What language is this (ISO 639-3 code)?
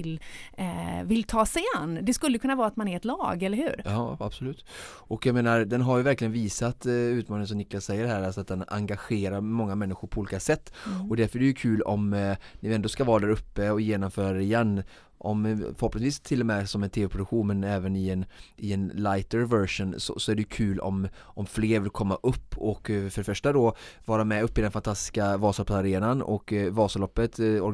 swe